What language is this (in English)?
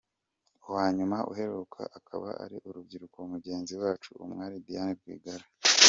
Kinyarwanda